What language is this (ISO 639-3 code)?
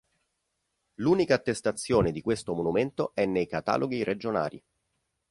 ita